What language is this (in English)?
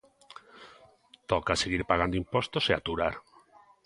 Galician